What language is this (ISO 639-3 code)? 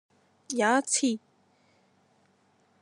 yue